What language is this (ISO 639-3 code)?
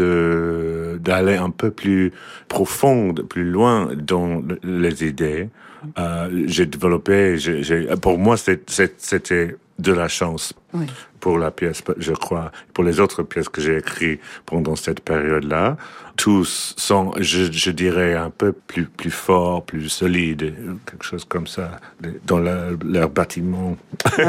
fra